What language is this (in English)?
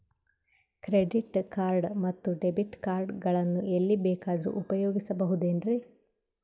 Kannada